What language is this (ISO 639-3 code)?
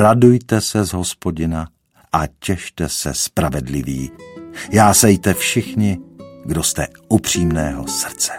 ces